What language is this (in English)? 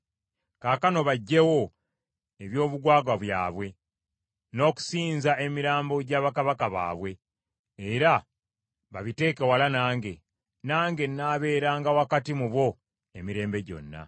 Ganda